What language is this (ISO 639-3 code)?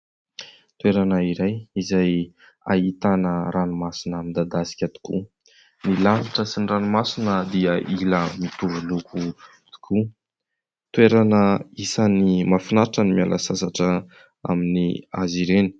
mlg